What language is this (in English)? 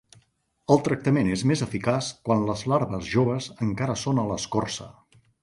Catalan